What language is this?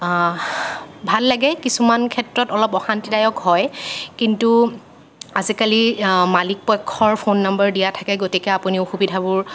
Assamese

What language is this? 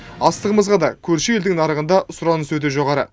Kazakh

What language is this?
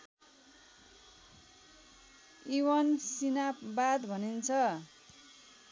Nepali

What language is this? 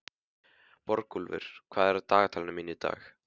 Icelandic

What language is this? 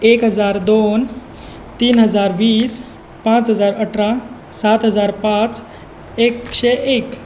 Konkani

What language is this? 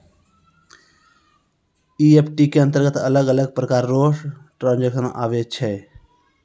Maithili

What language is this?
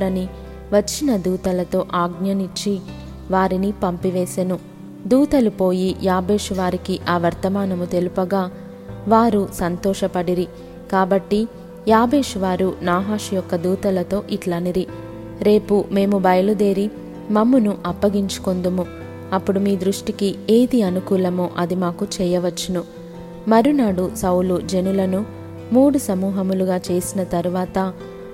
Telugu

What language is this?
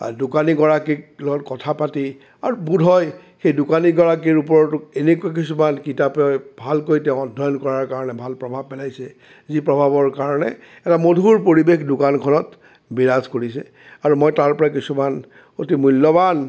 Assamese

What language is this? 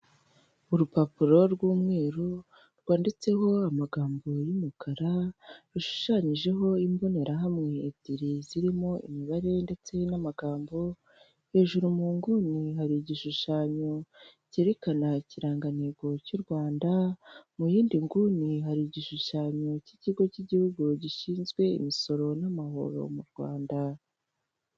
Kinyarwanda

